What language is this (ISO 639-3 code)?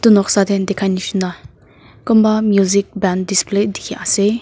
nag